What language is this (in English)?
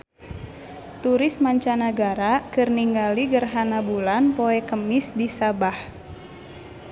Sundanese